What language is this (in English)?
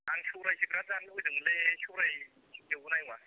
Bodo